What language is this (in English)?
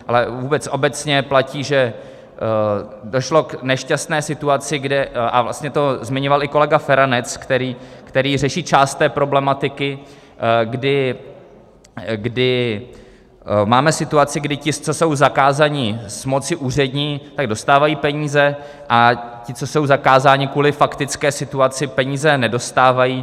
Czech